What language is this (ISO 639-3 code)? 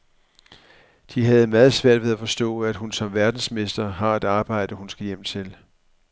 dan